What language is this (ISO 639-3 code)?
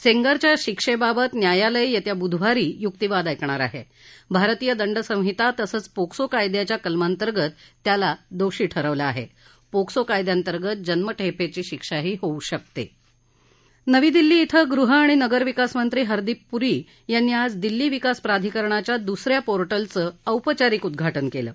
mar